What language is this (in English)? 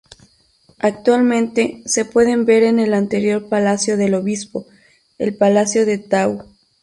Spanish